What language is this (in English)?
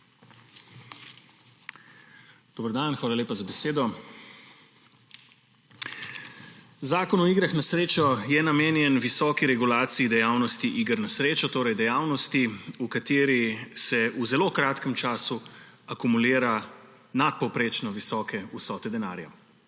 Slovenian